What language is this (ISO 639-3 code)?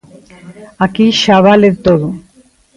glg